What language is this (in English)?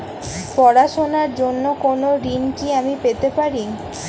Bangla